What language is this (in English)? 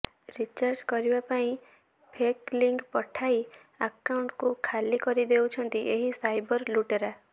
Odia